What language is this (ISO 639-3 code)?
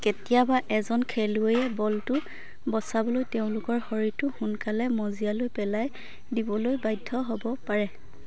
asm